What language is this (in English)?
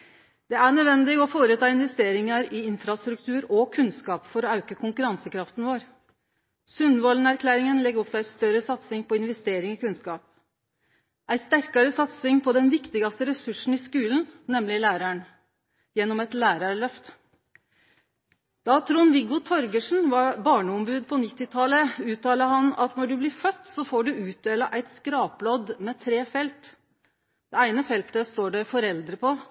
Norwegian Nynorsk